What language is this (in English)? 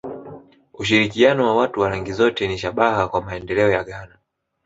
Swahili